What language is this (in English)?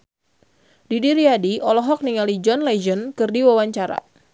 Sundanese